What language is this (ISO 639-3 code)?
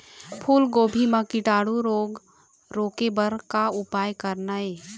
hne